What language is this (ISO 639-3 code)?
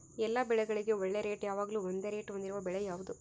kan